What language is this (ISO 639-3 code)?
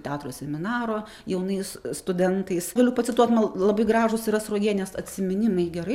lit